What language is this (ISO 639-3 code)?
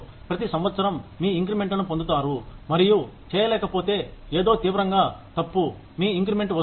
tel